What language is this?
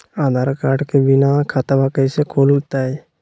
Magahi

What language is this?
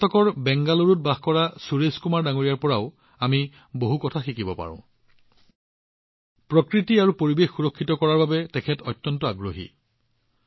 Assamese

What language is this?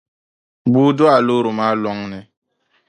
Dagbani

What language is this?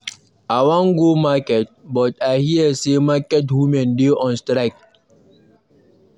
Nigerian Pidgin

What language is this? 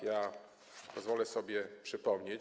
Polish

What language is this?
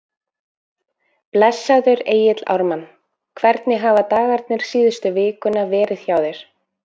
Icelandic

